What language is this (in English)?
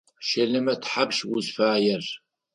Adyghe